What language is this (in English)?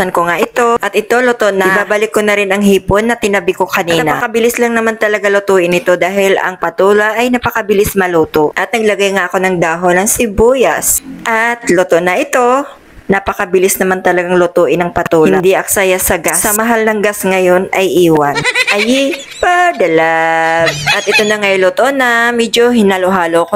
Filipino